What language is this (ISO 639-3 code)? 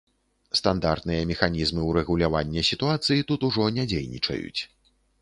bel